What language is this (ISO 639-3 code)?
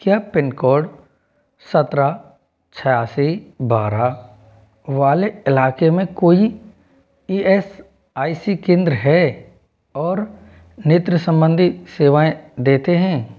hin